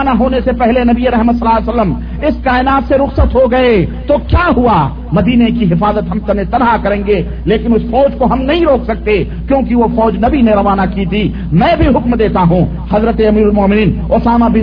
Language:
Urdu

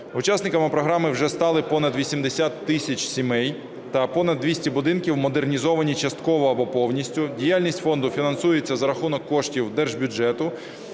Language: Ukrainian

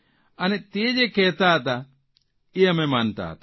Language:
Gujarati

